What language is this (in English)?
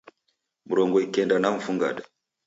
Taita